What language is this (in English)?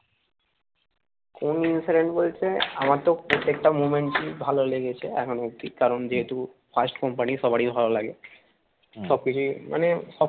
Bangla